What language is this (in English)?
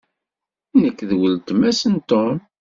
Kabyle